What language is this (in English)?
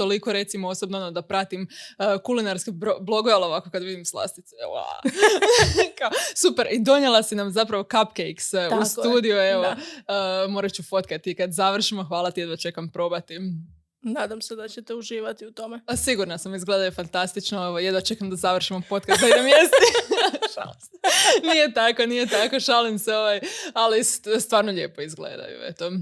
Croatian